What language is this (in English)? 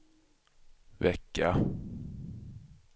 Swedish